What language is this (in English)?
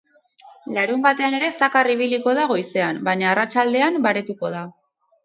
Basque